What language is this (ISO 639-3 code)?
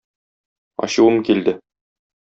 tat